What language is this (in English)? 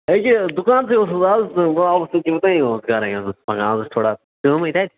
Kashmiri